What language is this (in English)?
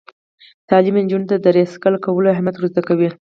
Pashto